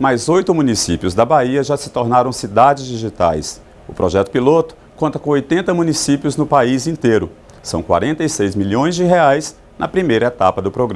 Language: Portuguese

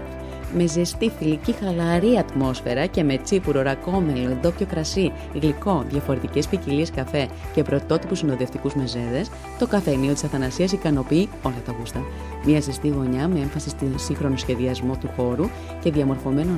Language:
Greek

